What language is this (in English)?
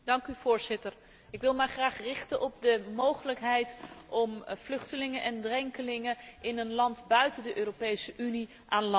Dutch